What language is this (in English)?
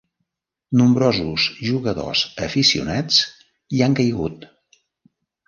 Catalan